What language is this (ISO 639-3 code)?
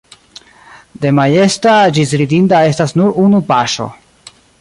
epo